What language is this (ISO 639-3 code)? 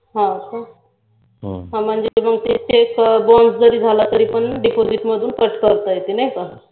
mar